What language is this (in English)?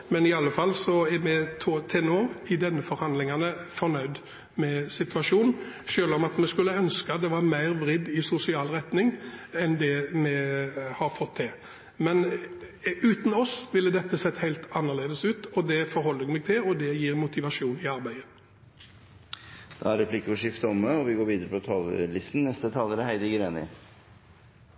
Norwegian